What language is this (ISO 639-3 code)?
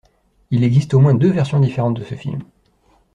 fra